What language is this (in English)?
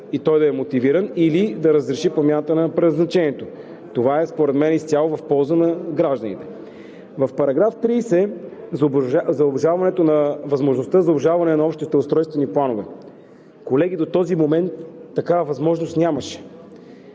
Bulgarian